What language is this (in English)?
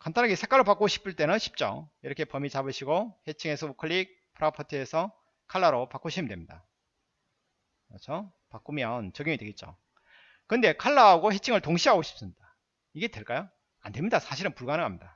Korean